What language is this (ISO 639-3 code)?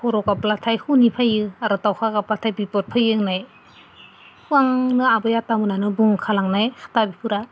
brx